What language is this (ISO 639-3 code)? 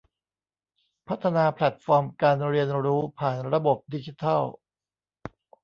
tha